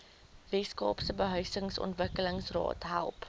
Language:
Afrikaans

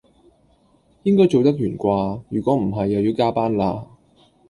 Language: Cantonese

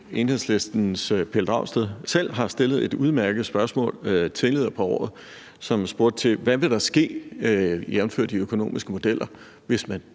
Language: Danish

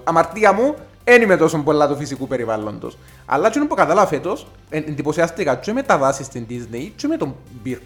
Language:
Greek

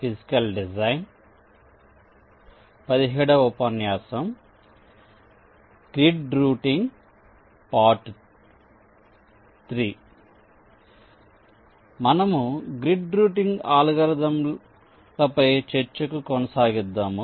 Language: Telugu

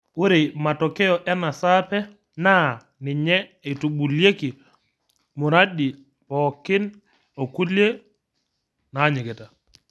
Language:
Masai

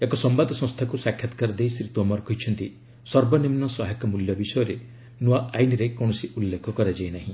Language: Odia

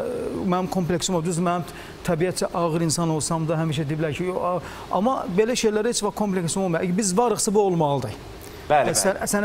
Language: Turkish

